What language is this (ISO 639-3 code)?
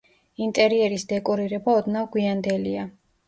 kat